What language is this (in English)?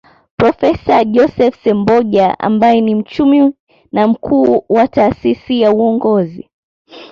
Swahili